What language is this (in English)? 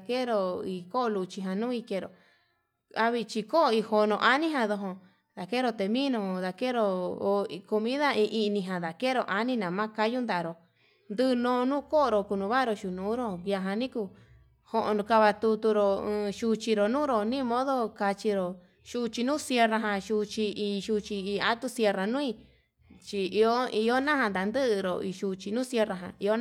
Yutanduchi Mixtec